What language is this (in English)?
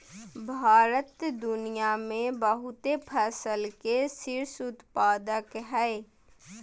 Magahi